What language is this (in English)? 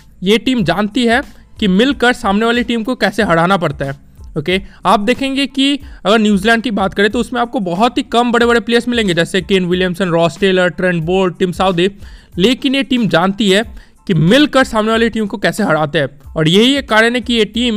Hindi